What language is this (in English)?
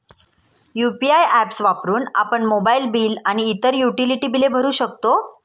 Marathi